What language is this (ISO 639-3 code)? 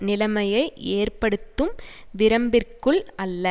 tam